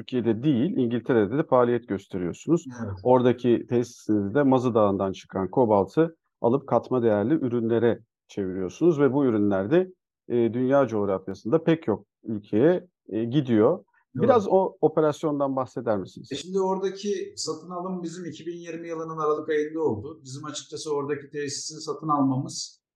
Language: Turkish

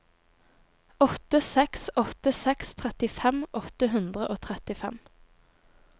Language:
Norwegian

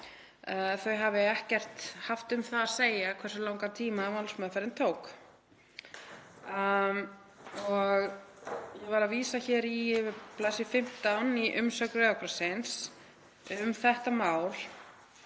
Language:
Icelandic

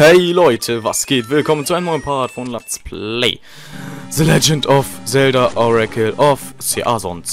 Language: German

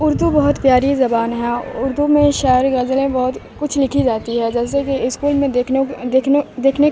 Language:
Urdu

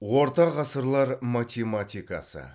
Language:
Kazakh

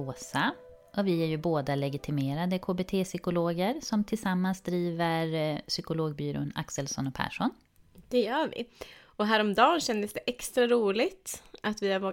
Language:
Swedish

